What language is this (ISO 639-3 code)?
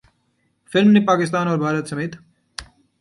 urd